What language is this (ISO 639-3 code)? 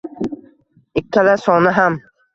uzb